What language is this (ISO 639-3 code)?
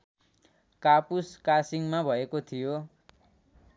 nep